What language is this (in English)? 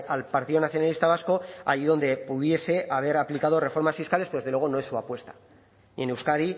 Spanish